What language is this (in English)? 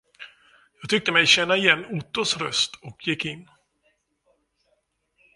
Swedish